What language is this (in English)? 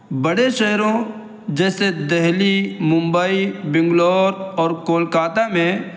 Urdu